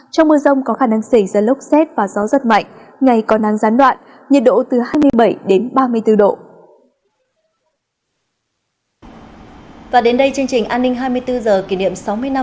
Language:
Vietnamese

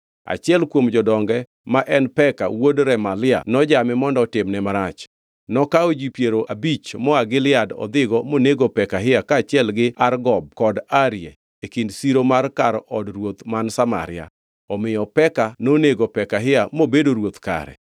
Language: Luo (Kenya and Tanzania)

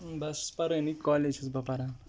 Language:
Kashmiri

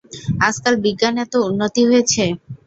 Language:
Bangla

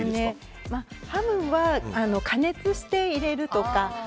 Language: Japanese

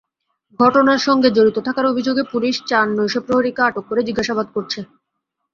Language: Bangla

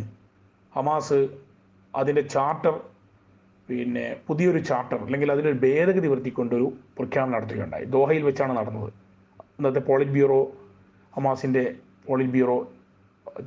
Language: Malayalam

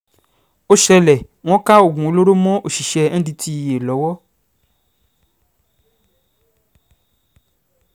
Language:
Yoruba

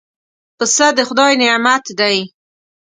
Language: Pashto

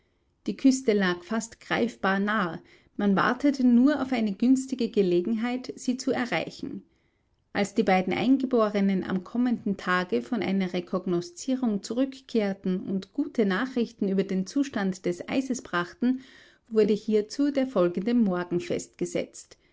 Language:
German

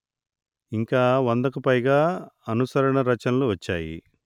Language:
Telugu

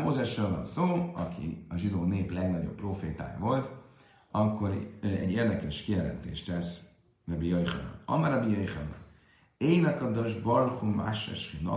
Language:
Hungarian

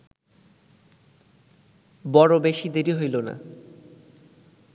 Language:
Bangla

